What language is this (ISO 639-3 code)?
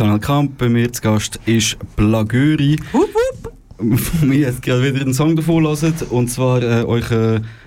deu